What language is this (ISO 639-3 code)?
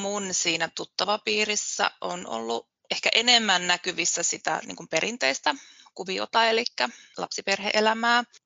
fin